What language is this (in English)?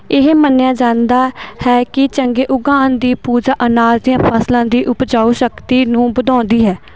Punjabi